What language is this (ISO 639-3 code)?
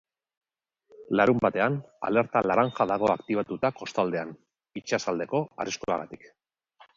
eus